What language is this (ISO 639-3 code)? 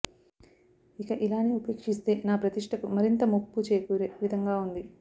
tel